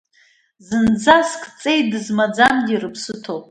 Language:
Abkhazian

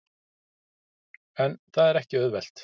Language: Icelandic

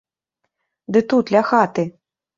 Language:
Belarusian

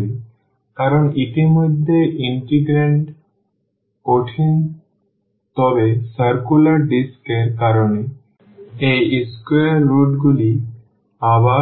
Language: Bangla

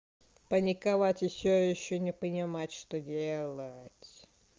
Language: Russian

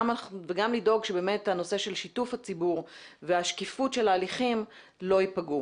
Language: Hebrew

